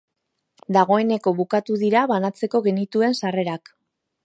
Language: Basque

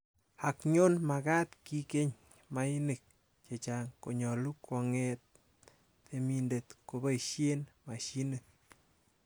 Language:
Kalenjin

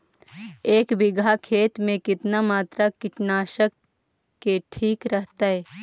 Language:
Magahi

